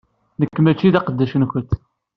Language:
Kabyle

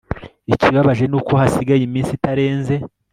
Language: Kinyarwanda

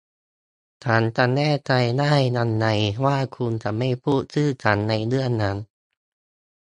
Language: Thai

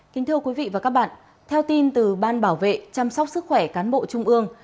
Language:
Vietnamese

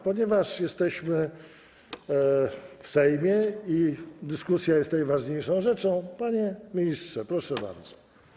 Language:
Polish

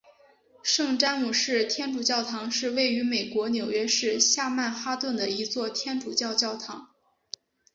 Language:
Chinese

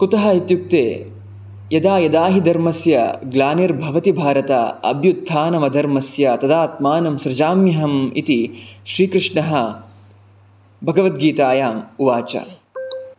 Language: Sanskrit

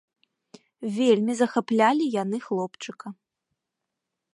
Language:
Belarusian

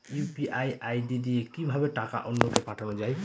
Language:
Bangla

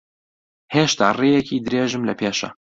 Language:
Central Kurdish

